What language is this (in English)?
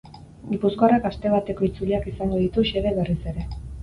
Basque